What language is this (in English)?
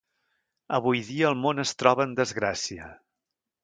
Catalan